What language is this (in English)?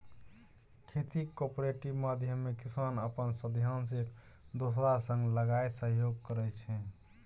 Maithili